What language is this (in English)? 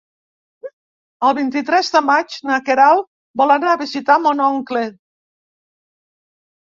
Catalan